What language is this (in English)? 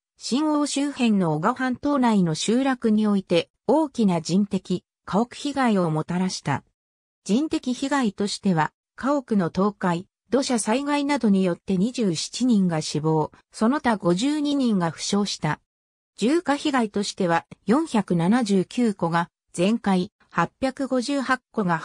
Japanese